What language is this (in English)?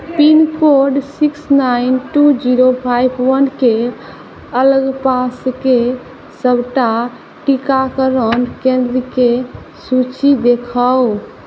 Maithili